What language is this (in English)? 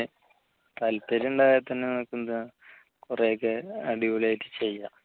Malayalam